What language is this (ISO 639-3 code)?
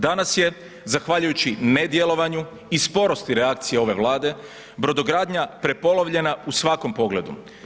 hrv